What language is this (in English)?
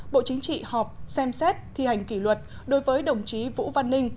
Vietnamese